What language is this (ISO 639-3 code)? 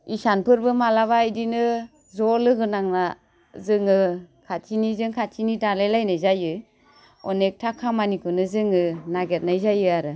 brx